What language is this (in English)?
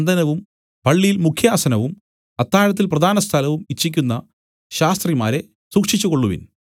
Malayalam